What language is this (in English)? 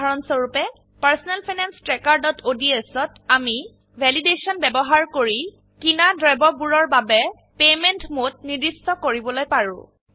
Assamese